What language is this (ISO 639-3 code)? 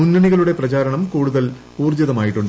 mal